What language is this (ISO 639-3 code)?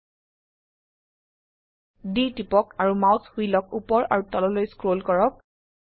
asm